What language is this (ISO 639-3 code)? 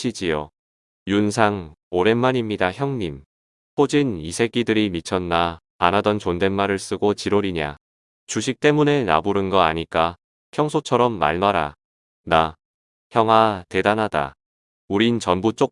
kor